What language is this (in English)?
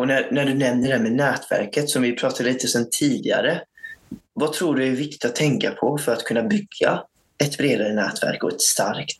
Swedish